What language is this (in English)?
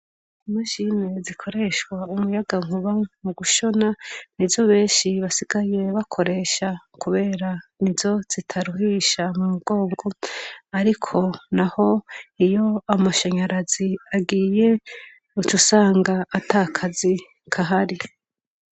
Rundi